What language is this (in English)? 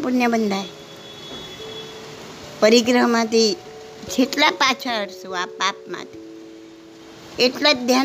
Gujarati